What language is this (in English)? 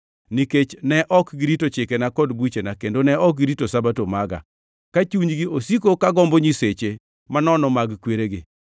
Luo (Kenya and Tanzania)